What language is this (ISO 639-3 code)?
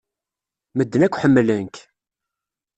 kab